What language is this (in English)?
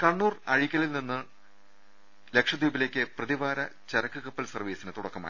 Malayalam